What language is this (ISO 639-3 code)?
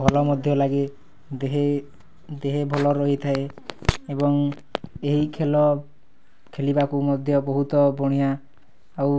ori